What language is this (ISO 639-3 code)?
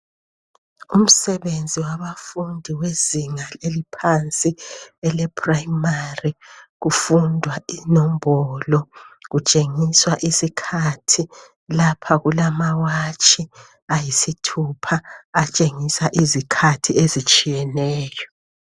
nde